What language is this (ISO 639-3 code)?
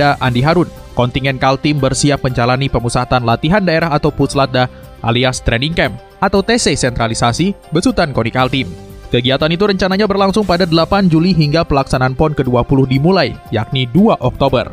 ind